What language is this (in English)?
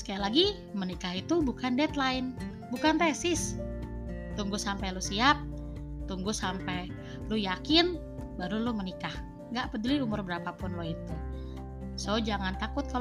Indonesian